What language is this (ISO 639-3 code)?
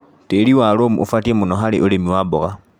kik